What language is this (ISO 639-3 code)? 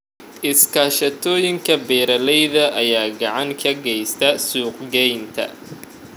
som